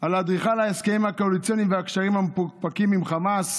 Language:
Hebrew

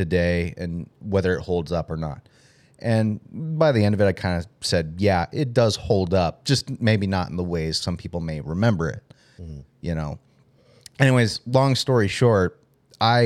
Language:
English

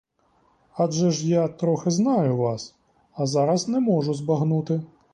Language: Ukrainian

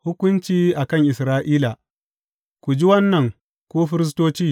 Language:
Hausa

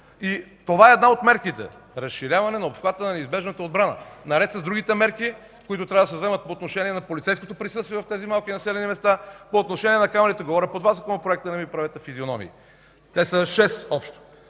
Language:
Bulgarian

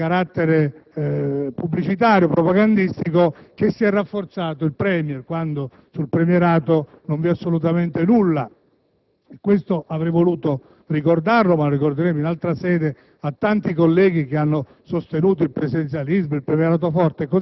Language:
Italian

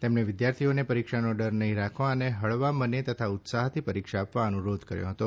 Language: Gujarati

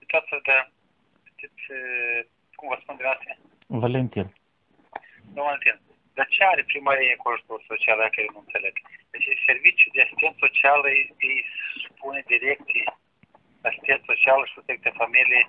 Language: Romanian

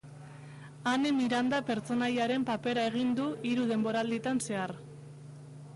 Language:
Basque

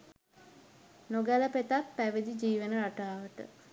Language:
Sinhala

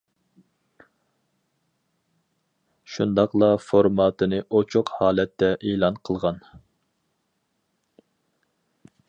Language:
Uyghur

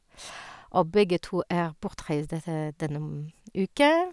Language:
Norwegian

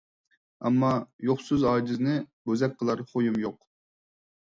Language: Uyghur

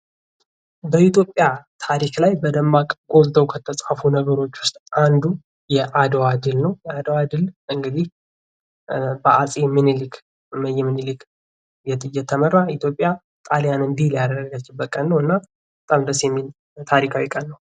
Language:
Amharic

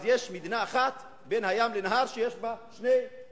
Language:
Hebrew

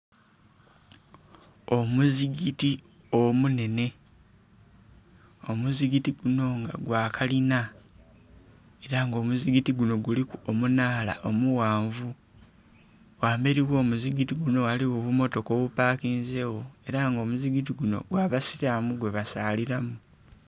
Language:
Soga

